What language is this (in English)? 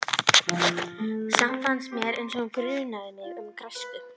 Icelandic